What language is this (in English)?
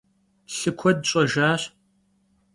Kabardian